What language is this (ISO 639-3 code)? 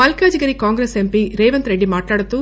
tel